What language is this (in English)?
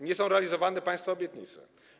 Polish